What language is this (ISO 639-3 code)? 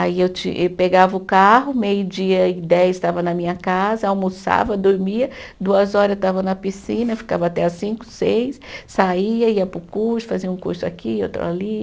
por